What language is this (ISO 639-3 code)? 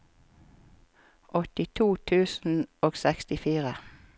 nor